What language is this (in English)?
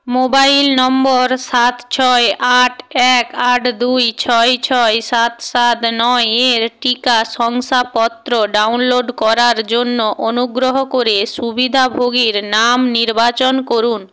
Bangla